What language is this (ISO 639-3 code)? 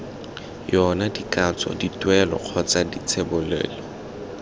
tsn